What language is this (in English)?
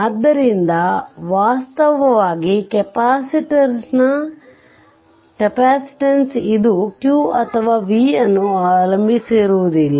Kannada